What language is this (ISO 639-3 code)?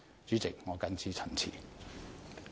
yue